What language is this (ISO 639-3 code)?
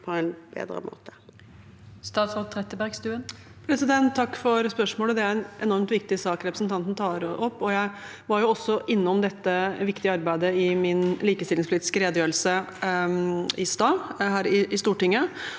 nor